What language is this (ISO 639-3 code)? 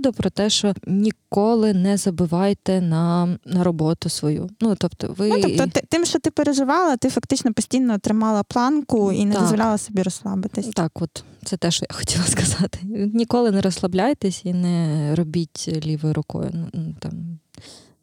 ukr